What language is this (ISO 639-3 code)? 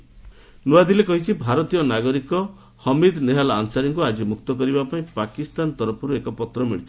ori